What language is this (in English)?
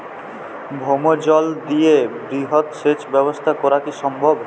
Bangla